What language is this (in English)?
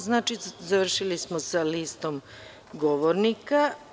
Serbian